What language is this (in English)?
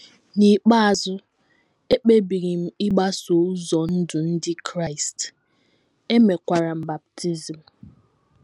Igbo